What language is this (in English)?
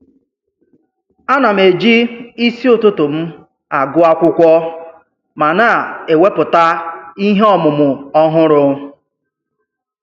Igbo